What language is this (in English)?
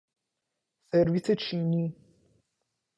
Persian